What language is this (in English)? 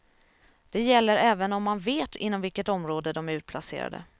Swedish